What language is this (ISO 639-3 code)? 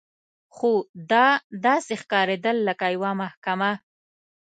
pus